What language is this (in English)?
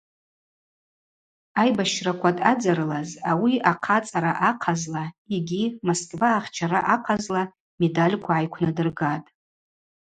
Abaza